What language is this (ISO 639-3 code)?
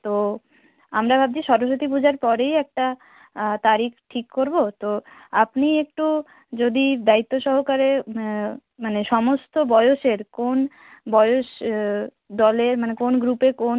ben